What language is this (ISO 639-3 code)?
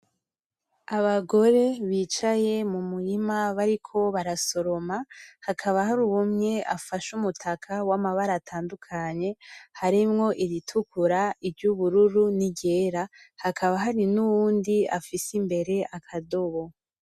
run